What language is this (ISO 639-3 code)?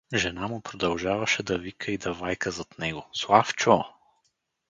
bul